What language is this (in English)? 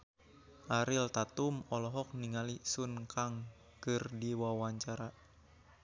Sundanese